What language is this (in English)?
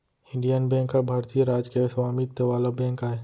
Chhattisgarhi